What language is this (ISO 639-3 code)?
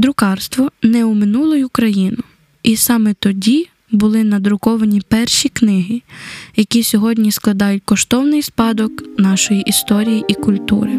ukr